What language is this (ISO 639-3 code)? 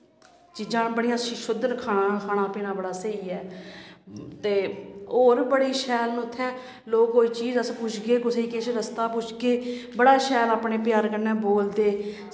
doi